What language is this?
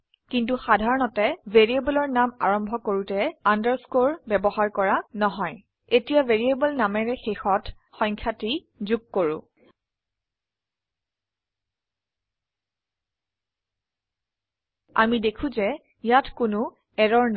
Assamese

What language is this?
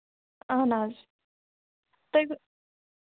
Kashmiri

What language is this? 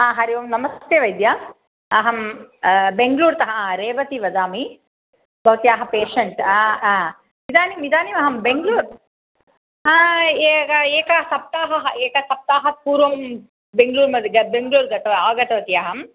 Sanskrit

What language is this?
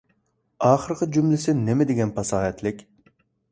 Uyghur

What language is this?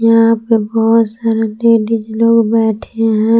Hindi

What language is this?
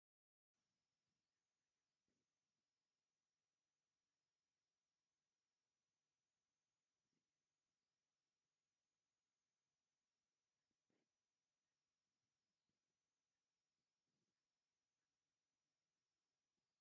Tigrinya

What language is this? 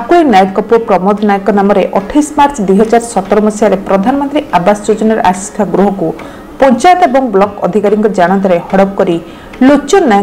Indonesian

